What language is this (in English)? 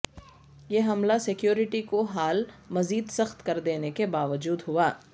Urdu